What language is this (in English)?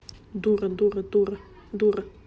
Russian